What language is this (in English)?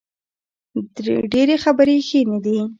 Pashto